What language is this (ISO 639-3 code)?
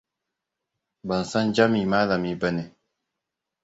hau